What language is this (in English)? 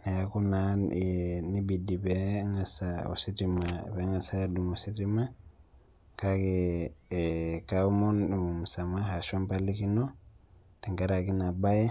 Masai